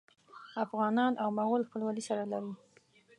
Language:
Pashto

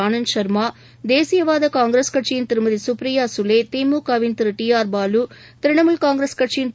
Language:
Tamil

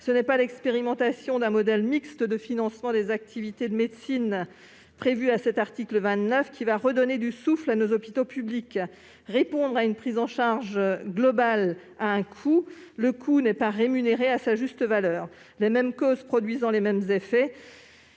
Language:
French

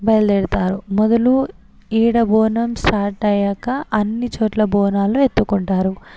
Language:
Telugu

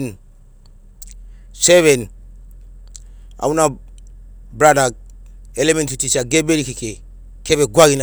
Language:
Sinaugoro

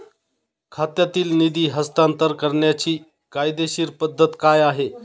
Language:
Marathi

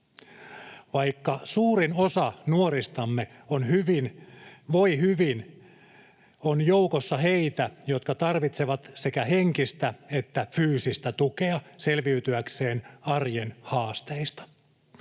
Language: Finnish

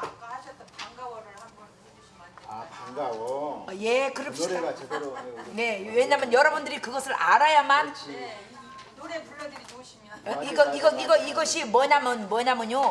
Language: Korean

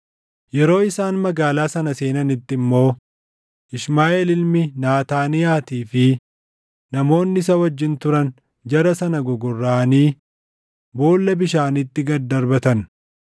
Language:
Oromo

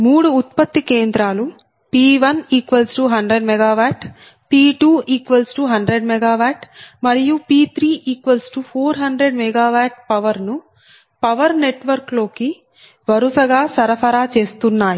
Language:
Telugu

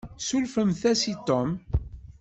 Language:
Kabyle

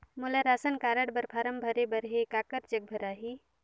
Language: Chhattisgarhi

